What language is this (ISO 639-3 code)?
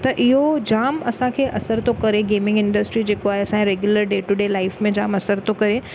snd